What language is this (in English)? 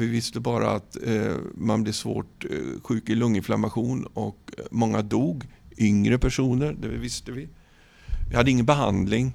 Swedish